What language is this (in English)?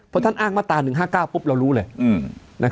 Thai